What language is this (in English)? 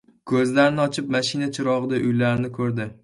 Uzbek